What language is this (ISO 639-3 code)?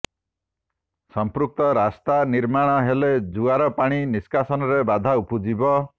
ori